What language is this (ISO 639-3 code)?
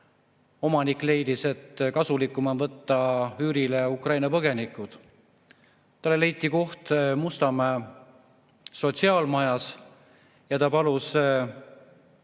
est